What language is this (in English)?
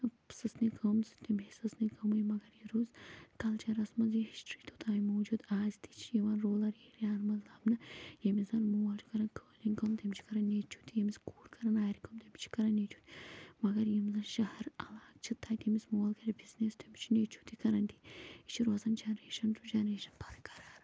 Kashmiri